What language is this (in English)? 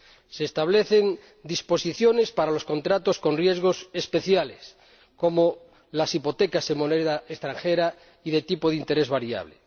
Spanish